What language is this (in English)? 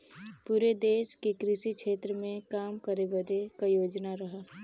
Bhojpuri